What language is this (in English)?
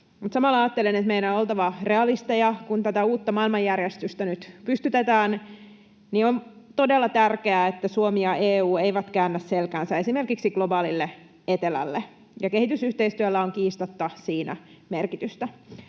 Finnish